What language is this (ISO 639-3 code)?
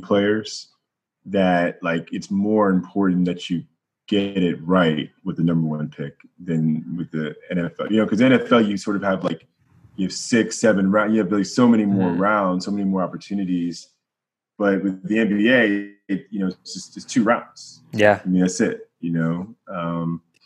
eng